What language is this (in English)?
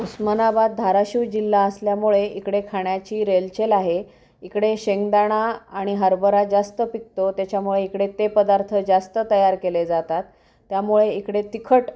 Marathi